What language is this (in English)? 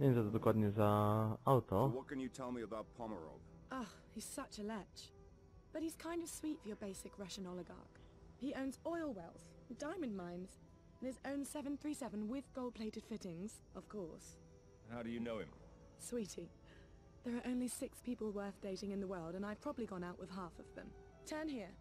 Polish